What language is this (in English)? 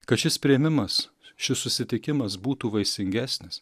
Lithuanian